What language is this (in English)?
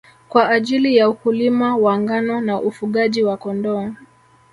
Swahili